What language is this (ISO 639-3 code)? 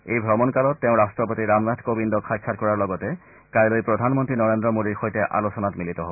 asm